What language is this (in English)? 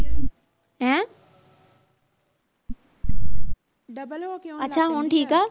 Punjabi